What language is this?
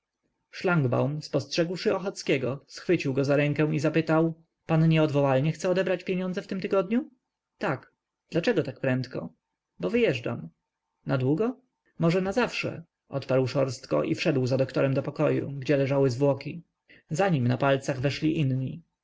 Polish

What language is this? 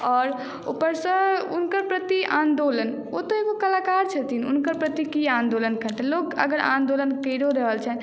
Maithili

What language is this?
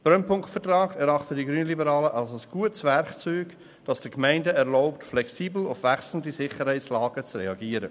Swiss German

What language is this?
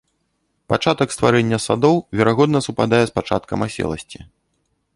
Belarusian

